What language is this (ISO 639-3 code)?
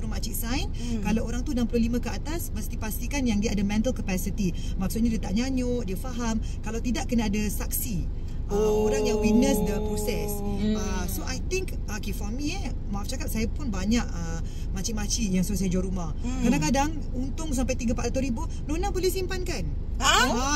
msa